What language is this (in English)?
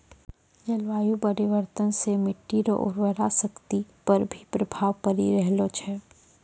Maithili